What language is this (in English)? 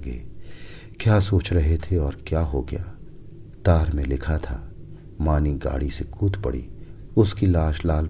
Hindi